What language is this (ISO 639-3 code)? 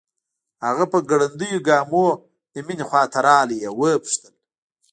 pus